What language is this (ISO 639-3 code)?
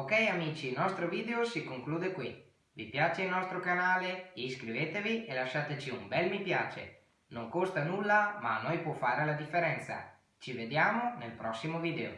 ita